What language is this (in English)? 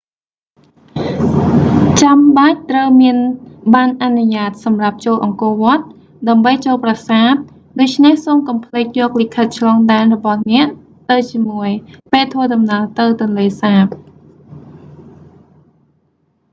Khmer